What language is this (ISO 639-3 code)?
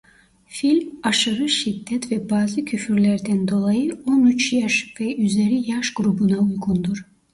tur